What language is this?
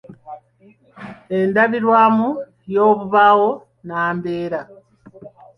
Ganda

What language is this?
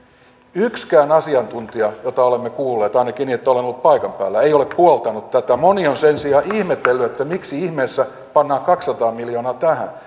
Finnish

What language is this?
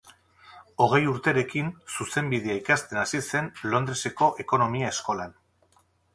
Basque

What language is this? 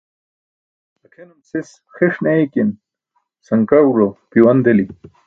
Burushaski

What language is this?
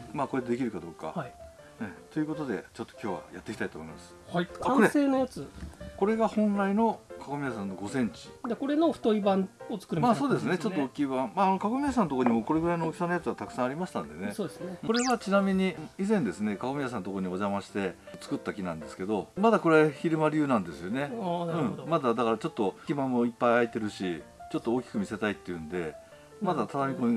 Japanese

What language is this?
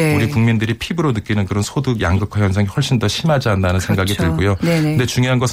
Korean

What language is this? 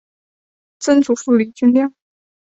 Chinese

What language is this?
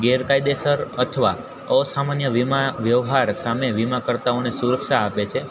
Gujarati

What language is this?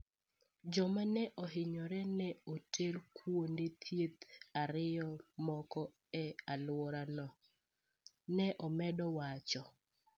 Luo (Kenya and Tanzania)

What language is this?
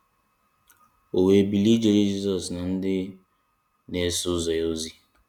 Igbo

